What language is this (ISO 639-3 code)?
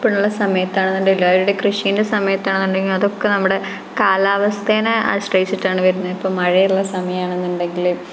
mal